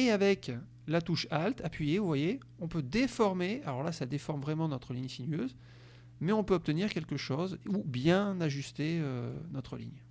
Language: French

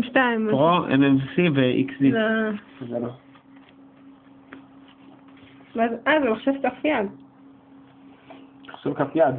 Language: Hebrew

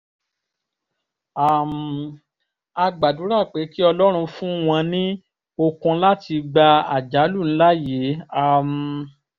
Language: Yoruba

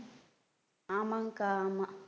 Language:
Tamil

